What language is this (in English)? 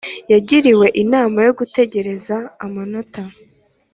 Kinyarwanda